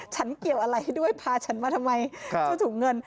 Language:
Thai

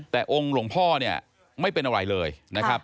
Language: Thai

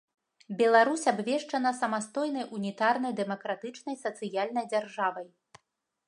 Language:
Belarusian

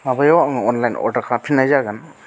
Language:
Bodo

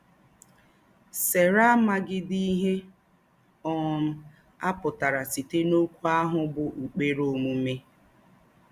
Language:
Igbo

